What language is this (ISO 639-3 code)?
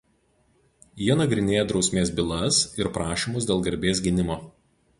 lit